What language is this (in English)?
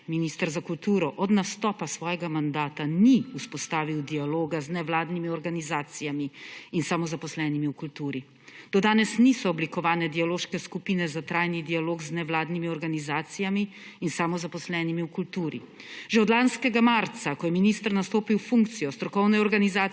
Slovenian